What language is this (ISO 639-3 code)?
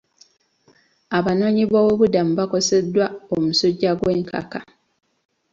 lug